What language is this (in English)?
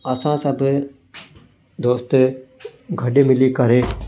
Sindhi